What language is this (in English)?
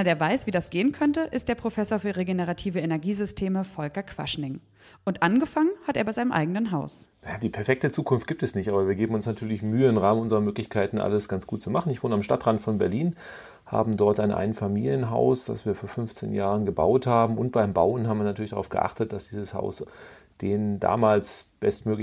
German